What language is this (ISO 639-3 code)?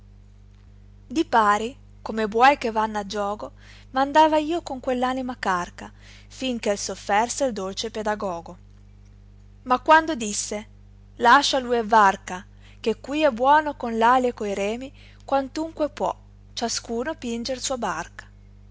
ita